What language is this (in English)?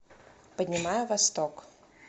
Russian